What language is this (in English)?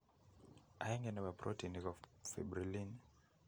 Kalenjin